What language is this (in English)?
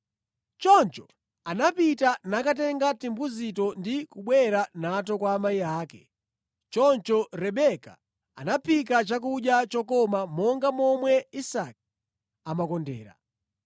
Nyanja